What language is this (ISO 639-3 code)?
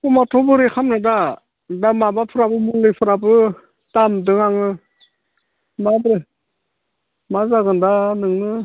brx